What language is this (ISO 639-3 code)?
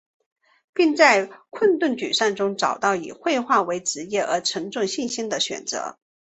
zho